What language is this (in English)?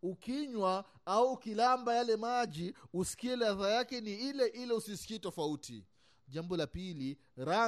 Swahili